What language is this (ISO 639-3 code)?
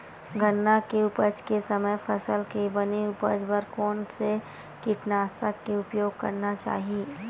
hne